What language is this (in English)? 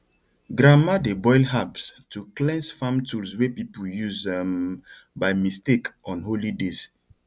Nigerian Pidgin